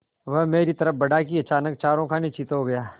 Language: Hindi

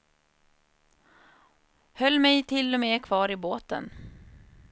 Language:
Swedish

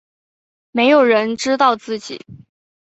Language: Chinese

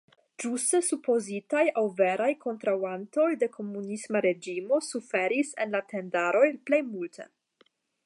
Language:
Esperanto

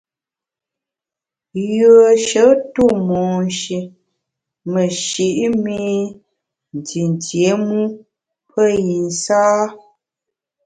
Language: Bamun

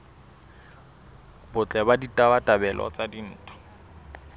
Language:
Southern Sotho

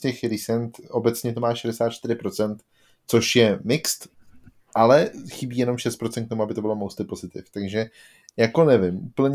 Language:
Czech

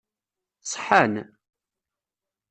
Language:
Kabyle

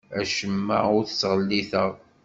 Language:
Kabyle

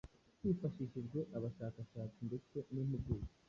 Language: Kinyarwanda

